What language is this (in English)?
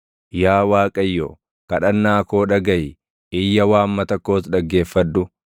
Oromo